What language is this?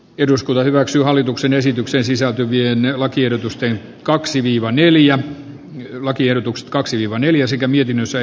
Finnish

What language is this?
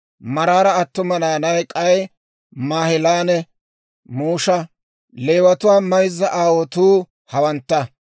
Dawro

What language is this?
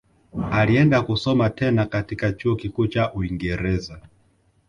Swahili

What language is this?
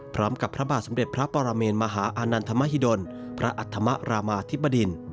Thai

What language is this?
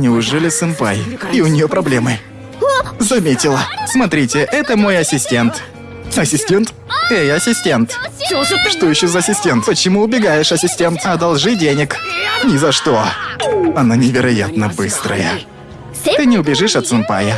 Russian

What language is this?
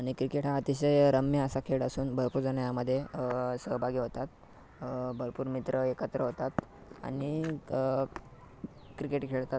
Marathi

